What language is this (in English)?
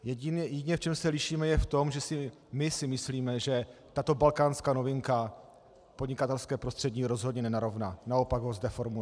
Czech